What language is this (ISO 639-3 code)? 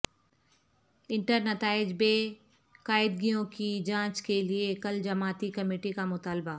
urd